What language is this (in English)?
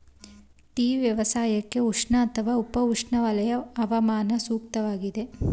Kannada